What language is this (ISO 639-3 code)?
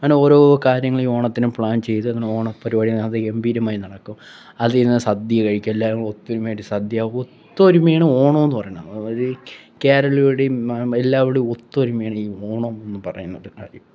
mal